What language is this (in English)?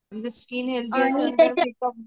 Marathi